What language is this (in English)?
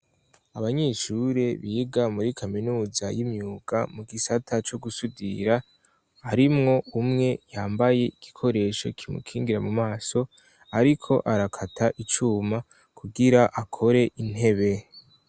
Rundi